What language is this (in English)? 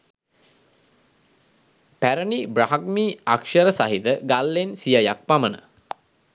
Sinhala